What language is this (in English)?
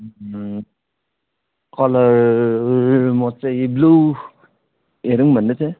Nepali